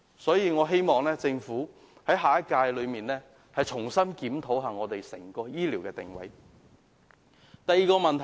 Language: Cantonese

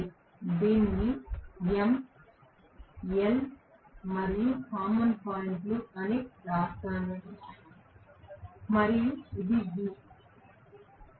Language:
Telugu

